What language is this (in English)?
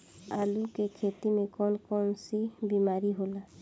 Bhojpuri